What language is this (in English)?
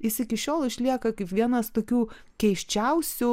Lithuanian